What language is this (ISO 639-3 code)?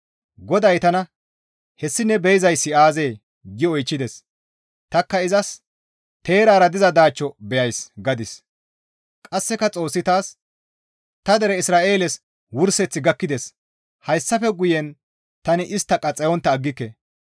gmv